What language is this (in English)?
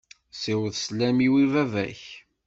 Kabyle